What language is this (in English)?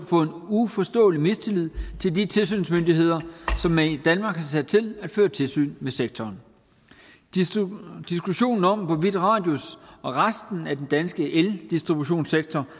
Danish